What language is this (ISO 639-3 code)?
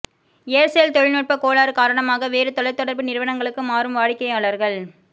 tam